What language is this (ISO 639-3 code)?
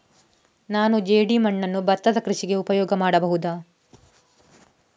kan